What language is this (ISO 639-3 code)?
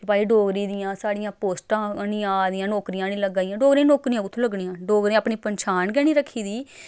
doi